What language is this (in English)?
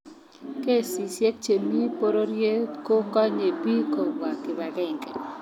Kalenjin